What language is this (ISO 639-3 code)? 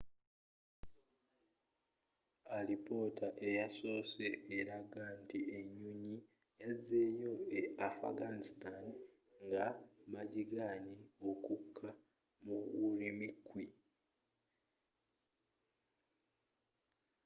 lug